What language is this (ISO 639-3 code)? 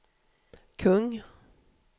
swe